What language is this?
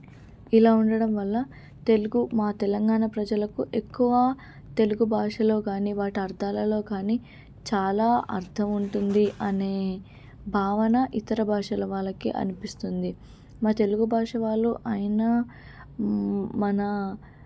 Telugu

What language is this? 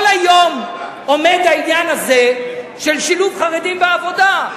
Hebrew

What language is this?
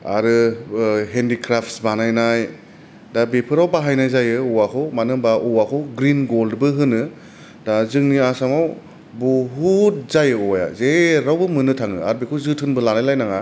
Bodo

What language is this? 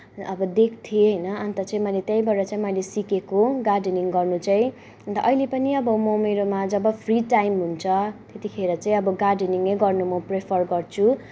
Nepali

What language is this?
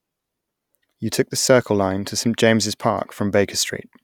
English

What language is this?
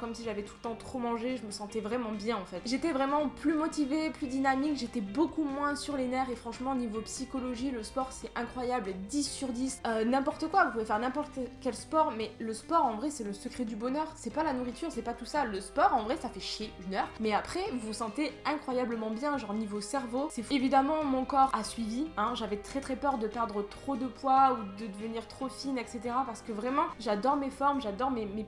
French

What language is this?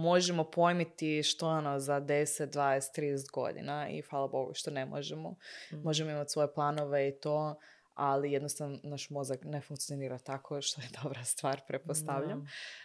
Croatian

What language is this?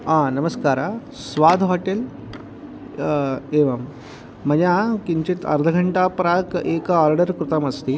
Sanskrit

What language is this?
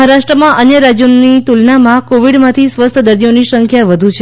Gujarati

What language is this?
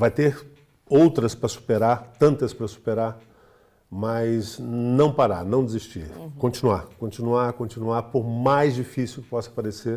Portuguese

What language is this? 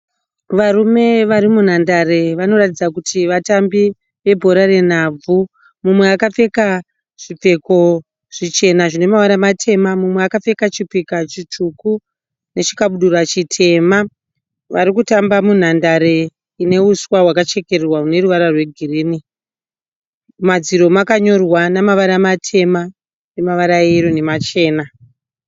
Shona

